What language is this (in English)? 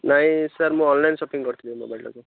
Odia